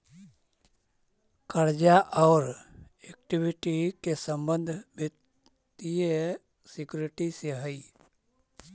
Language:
Magahi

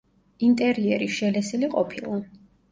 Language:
Georgian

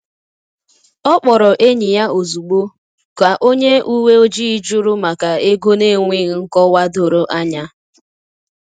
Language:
Igbo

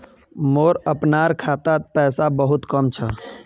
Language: Magahi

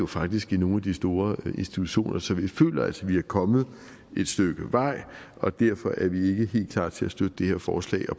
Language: Danish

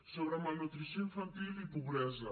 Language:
Catalan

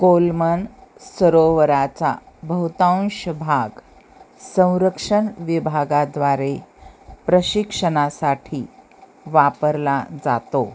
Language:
Marathi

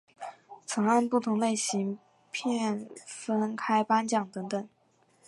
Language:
Chinese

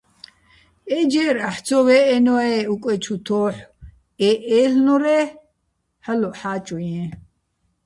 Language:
Bats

